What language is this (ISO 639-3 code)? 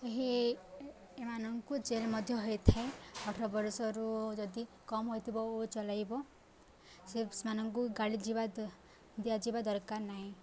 ori